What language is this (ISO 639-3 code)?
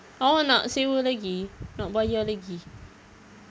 eng